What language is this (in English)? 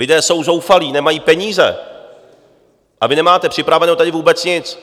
Czech